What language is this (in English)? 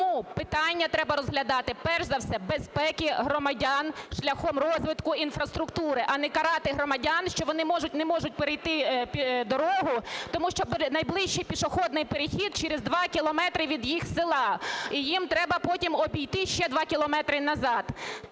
Ukrainian